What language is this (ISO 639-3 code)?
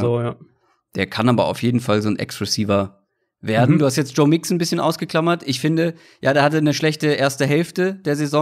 deu